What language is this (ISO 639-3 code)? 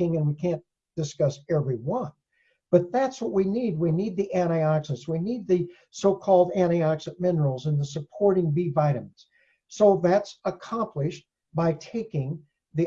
eng